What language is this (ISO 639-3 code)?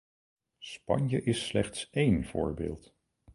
nld